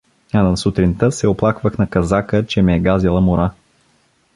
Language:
Bulgarian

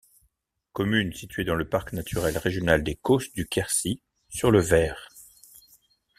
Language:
French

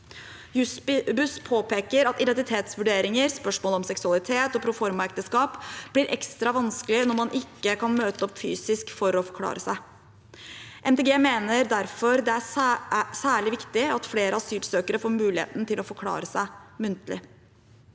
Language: Norwegian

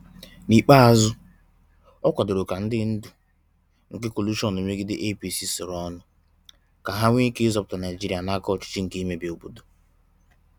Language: Igbo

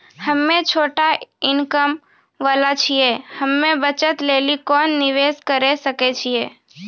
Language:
Maithili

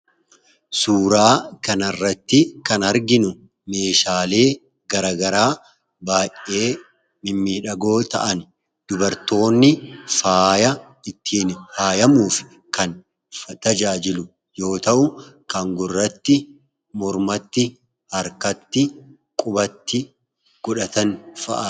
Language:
Oromo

